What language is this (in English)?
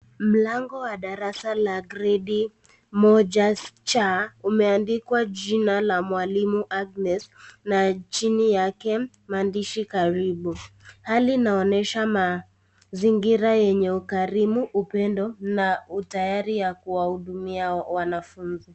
Swahili